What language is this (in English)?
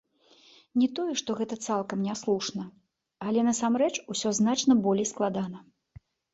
Belarusian